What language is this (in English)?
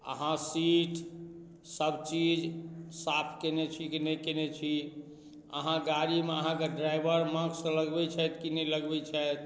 Maithili